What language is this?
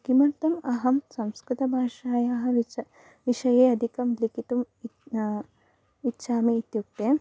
Sanskrit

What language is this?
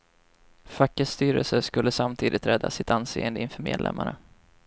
Swedish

